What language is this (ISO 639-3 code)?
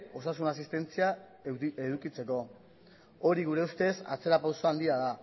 eus